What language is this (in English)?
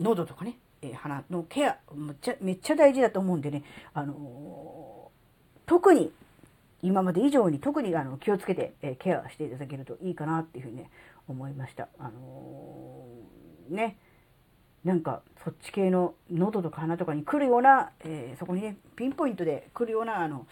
Japanese